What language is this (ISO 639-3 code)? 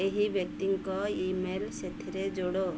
ori